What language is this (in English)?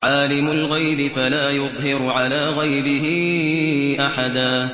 Arabic